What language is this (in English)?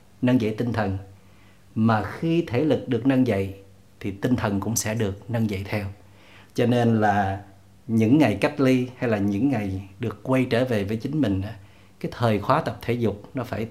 Vietnamese